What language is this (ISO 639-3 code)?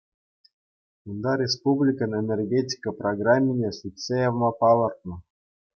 chv